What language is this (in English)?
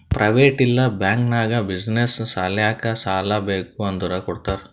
Kannada